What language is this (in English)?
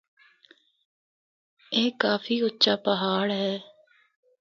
Northern Hindko